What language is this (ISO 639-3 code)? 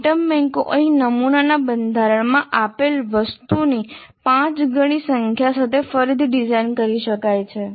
guj